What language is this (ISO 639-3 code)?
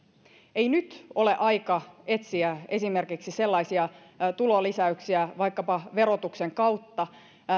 fin